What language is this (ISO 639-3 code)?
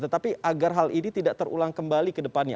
ind